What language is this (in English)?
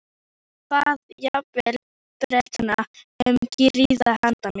Icelandic